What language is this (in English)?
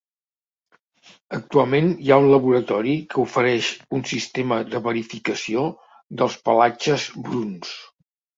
Catalan